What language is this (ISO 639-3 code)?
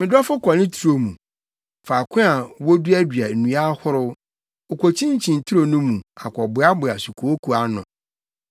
aka